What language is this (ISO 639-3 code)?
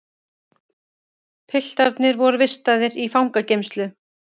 isl